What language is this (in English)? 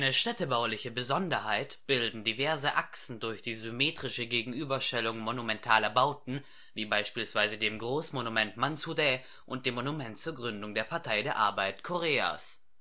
German